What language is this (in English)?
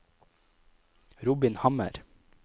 Norwegian